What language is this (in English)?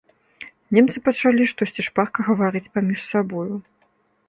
Belarusian